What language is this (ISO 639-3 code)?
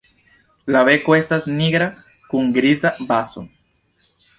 epo